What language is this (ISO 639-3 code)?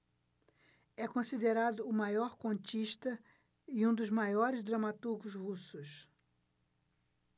por